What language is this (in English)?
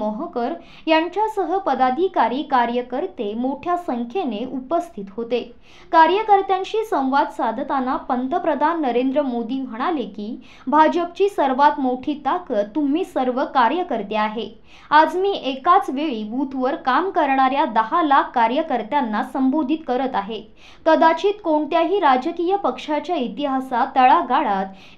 Hindi